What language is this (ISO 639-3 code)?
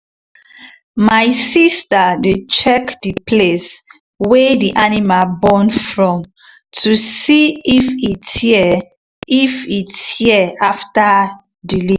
pcm